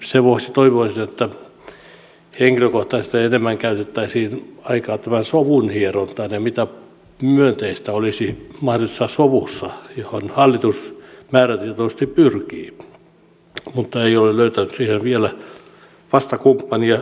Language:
Finnish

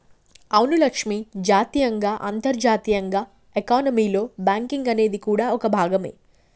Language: Telugu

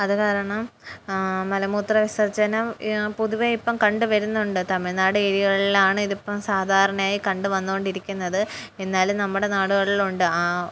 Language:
Malayalam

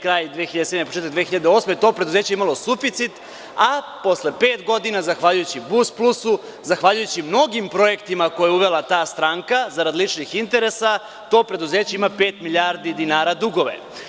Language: Serbian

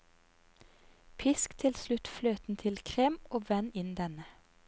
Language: Norwegian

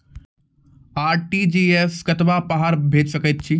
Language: Maithili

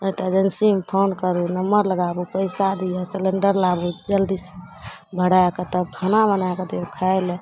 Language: Maithili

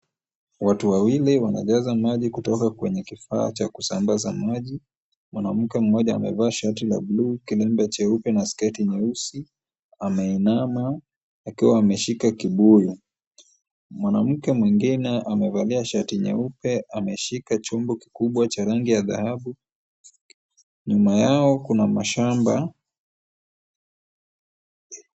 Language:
Swahili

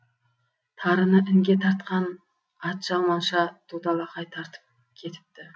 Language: Kazakh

